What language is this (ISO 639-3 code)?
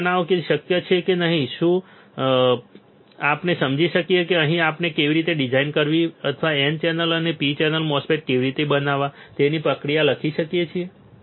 guj